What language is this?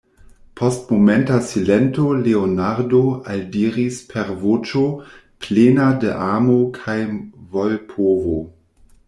Esperanto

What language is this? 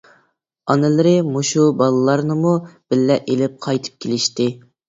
Uyghur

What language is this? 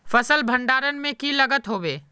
Magahi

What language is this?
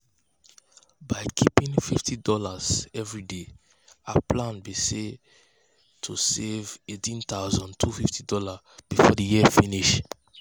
Nigerian Pidgin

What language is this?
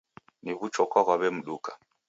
Taita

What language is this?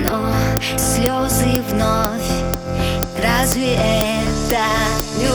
Russian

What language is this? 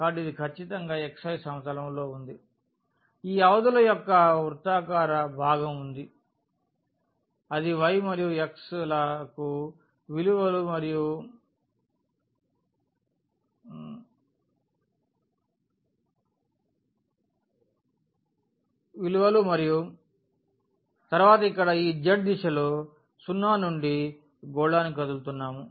Telugu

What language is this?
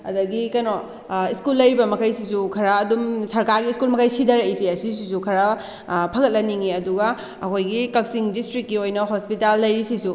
Manipuri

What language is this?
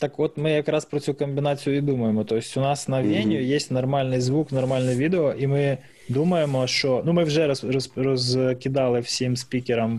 Ukrainian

